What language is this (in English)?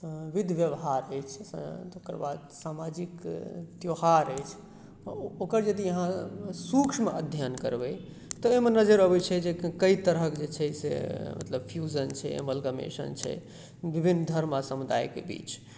Maithili